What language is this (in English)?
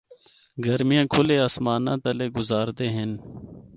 Northern Hindko